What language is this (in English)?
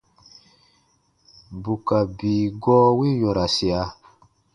Baatonum